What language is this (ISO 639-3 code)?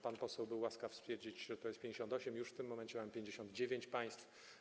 pol